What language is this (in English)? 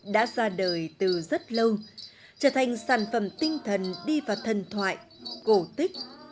Vietnamese